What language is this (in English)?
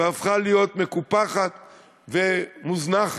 Hebrew